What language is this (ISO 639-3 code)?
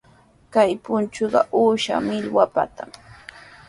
qws